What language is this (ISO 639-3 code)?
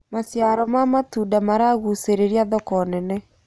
kik